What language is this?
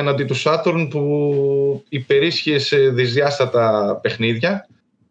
Greek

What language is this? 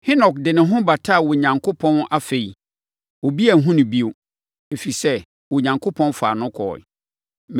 Akan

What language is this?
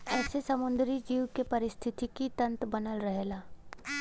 Bhojpuri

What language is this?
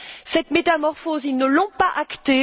French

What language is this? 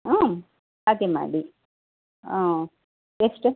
Kannada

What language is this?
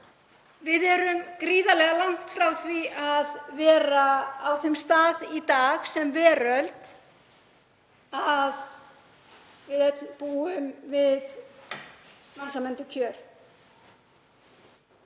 Icelandic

